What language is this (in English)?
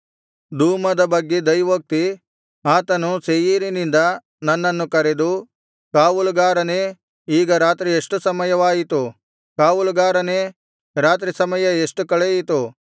Kannada